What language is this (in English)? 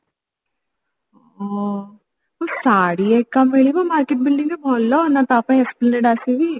Odia